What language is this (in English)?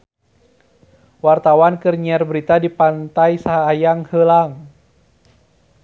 Sundanese